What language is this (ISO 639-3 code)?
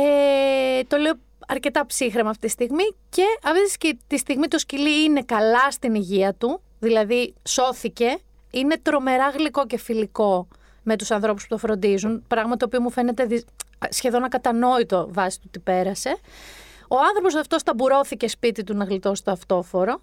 ell